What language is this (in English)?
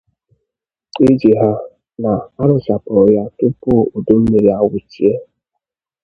Igbo